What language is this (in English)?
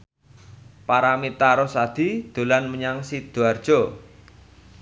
Javanese